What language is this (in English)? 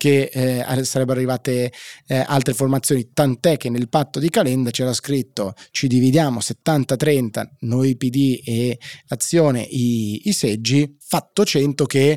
Italian